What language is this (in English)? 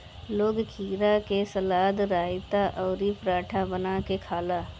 Bhojpuri